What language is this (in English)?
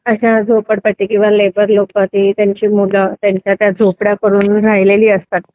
Marathi